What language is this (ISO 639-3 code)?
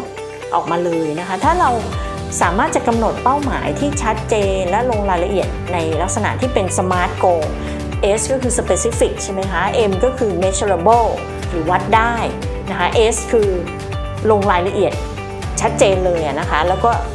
tha